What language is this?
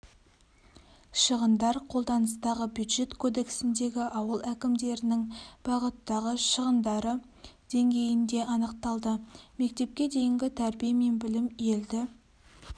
Kazakh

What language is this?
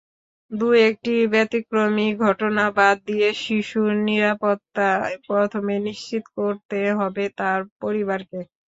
Bangla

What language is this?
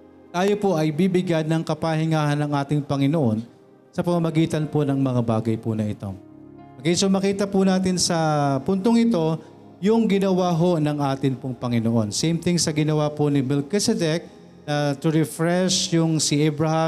Filipino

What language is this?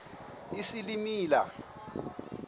Xhosa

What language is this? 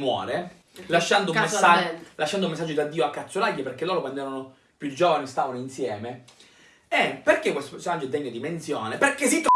Italian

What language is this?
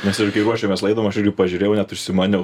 Lithuanian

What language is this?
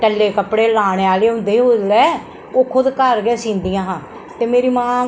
Dogri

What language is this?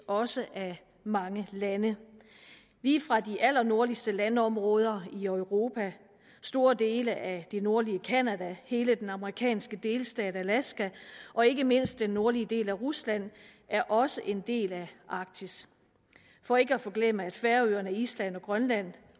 Danish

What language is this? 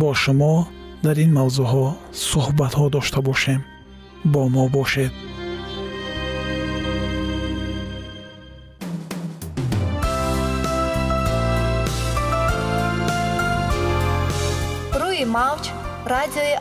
Persian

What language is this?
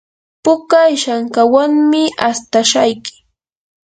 Yanahuanca Pasco Quechua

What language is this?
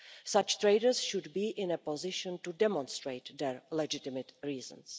English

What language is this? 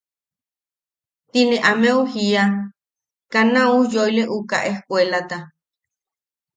Yaqui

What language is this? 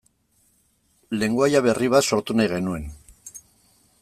Basque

